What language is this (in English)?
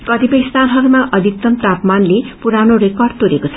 Nepali